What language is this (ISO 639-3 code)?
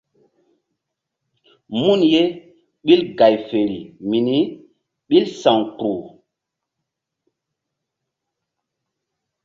mdd